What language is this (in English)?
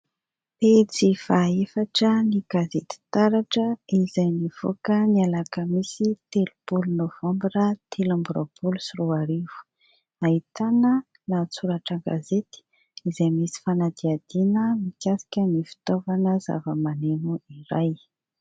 Malagasy